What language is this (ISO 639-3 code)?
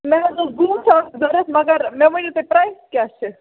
kas